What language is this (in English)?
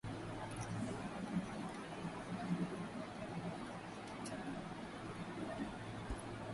Swahili